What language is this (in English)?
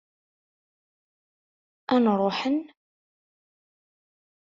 Kabyle